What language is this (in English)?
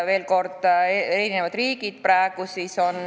Estonian